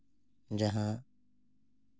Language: Santali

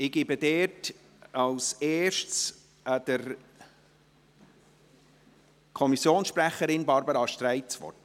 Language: Swiss German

